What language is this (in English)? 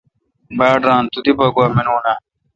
Kalkoti